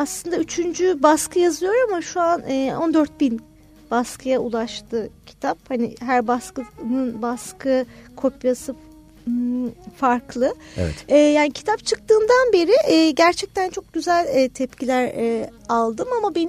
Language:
Turkish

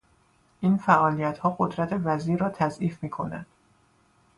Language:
Persian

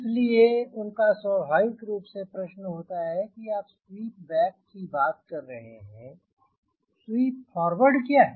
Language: Hindi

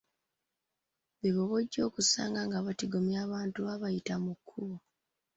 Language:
Ganda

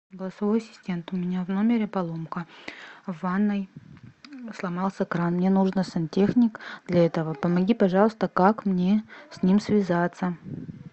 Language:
Russian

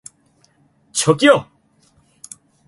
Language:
Korean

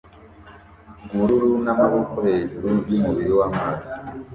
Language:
Kinyarwanda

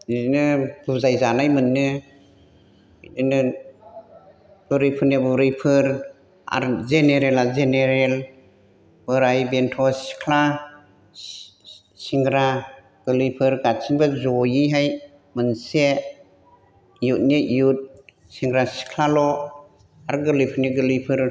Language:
Bodo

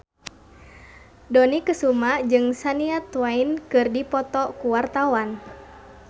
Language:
Sundanese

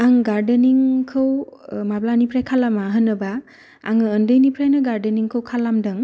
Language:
Bodo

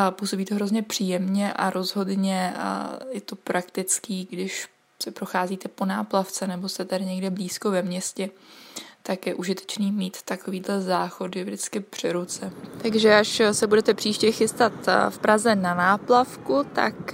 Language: Czech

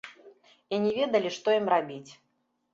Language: Belarusian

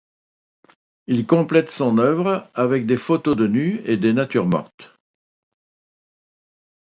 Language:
French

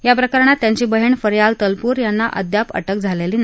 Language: Marathi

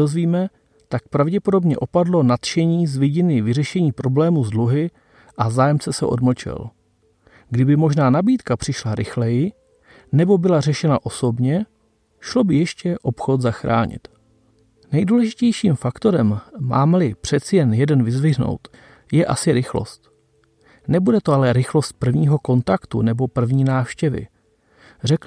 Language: Czech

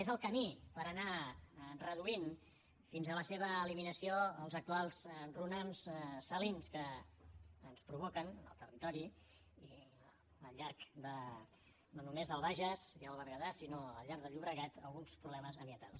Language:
Catalan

